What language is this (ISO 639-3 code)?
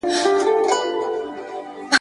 pus